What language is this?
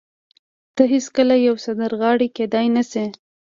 Pashto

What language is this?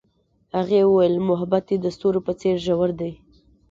Pashto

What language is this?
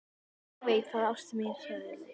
Icelandic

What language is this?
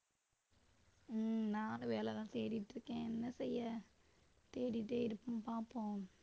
Tamil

